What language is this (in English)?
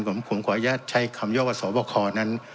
Thai